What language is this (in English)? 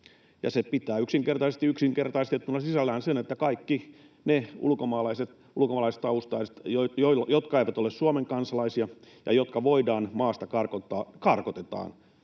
Finnish